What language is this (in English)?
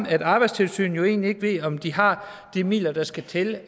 Danish